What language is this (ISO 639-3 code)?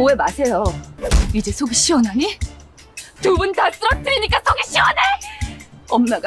kor